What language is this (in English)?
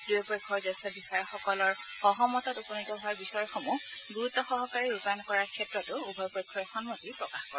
Assamese